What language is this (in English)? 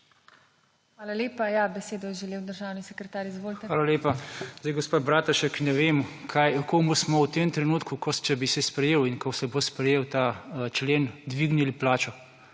Slovenian